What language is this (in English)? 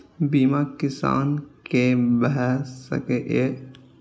Maithili